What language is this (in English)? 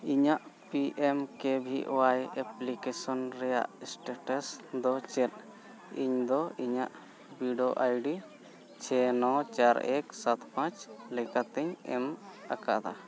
Santali